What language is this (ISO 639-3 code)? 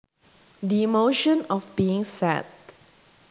jav